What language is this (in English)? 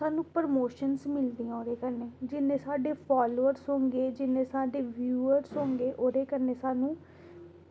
Dogri